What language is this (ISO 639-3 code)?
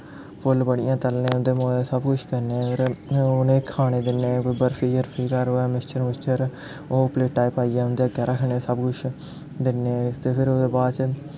doi